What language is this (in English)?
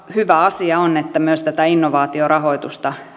Finnish